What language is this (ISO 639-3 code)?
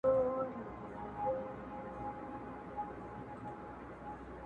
pus